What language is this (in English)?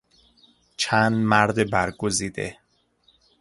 Persian